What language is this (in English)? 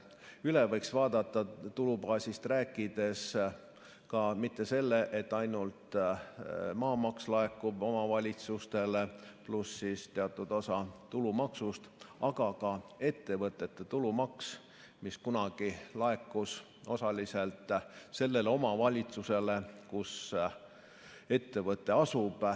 Estonian